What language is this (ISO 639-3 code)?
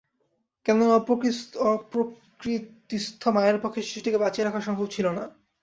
ben